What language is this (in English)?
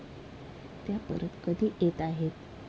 Marathi